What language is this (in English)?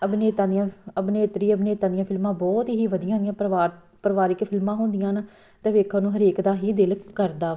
Punjabi